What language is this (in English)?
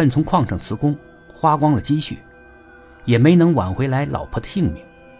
Chinese